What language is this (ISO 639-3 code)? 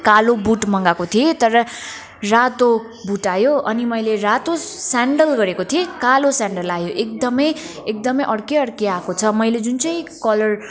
nep